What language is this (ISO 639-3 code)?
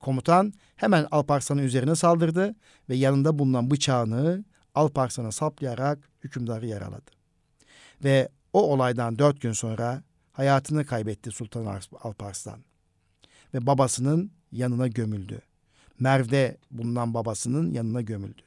tur